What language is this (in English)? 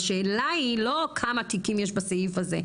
Hebrew